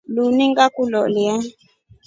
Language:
Rombo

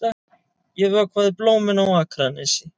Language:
Icelandic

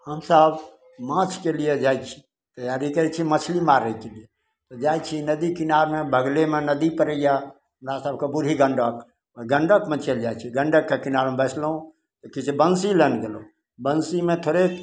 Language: Maithili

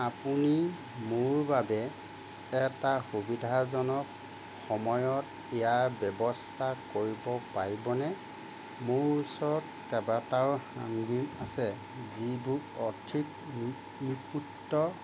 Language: Assamese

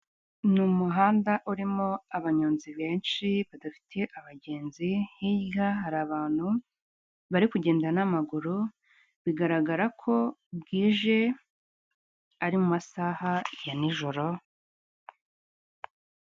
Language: Kinyarwanda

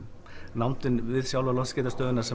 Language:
Icelandic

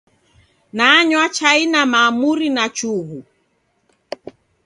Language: Taita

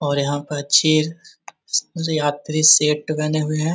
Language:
Magahi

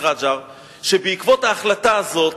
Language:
Hebrew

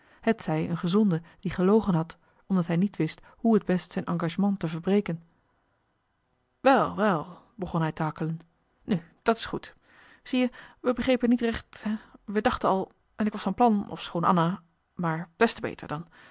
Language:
Dutch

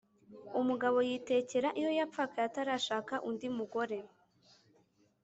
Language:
Kinyarwanda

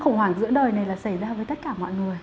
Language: Vietnamese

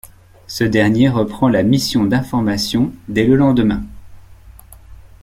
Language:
French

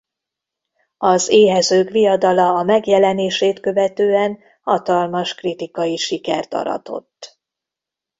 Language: Hungarian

